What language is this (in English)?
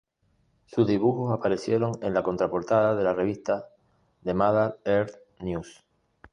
Spanish